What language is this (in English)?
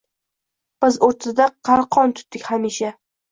Uzbek